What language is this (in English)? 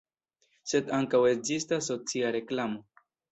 Esperanto